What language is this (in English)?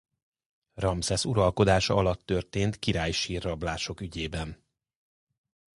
Hungarian